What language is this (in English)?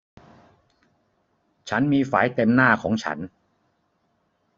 Thai